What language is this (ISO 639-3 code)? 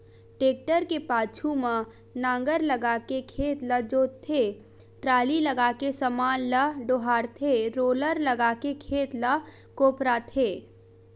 hne